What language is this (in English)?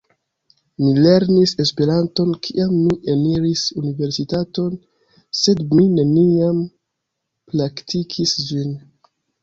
Esperanto